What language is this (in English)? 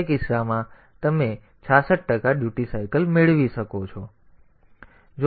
Gujarati